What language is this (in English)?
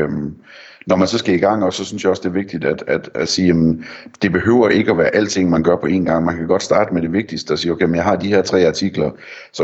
Danish